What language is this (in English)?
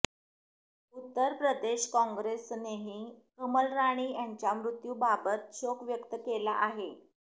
Marathi